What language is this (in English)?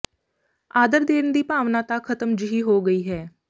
Punjabi